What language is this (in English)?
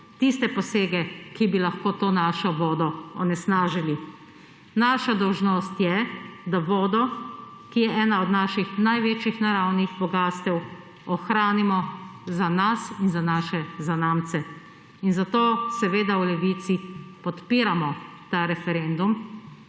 Slovenian